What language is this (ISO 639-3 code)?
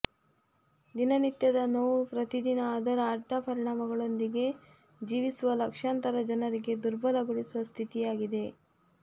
kan